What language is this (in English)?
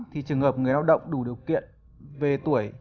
Vietnamese